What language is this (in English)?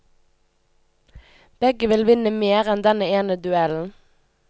Norwegian